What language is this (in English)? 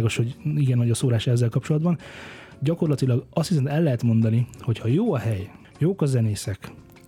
Hungarian